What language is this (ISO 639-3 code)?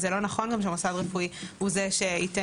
heb